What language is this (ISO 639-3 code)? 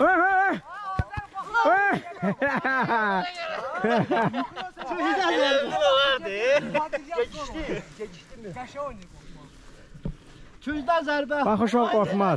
tur